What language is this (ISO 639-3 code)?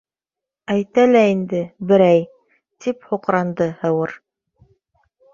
bak